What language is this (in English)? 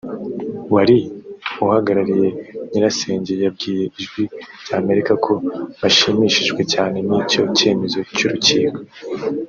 Kinyarwanda